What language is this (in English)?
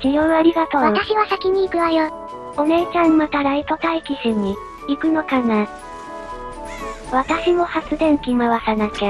Japanese